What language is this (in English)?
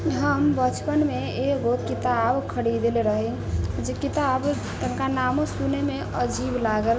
Maithili